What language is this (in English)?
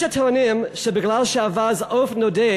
Hebrew